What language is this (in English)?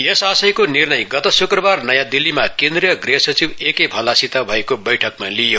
Nepali